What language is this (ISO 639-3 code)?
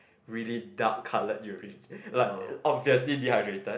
eng